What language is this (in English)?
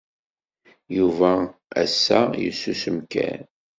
Kabyle